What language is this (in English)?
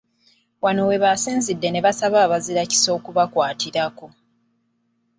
Ganda